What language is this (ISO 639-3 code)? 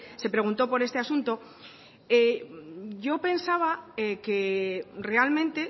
spa